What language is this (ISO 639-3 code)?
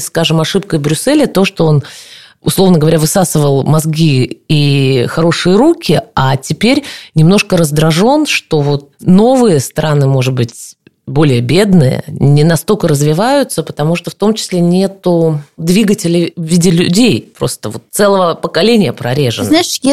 rus